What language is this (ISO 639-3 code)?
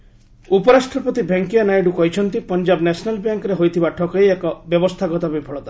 ori